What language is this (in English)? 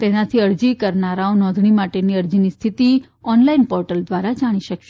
Gujarati